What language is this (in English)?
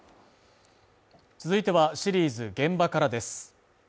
Japanese